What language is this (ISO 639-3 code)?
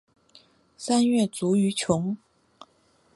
zho